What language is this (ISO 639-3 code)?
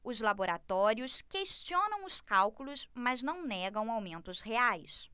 por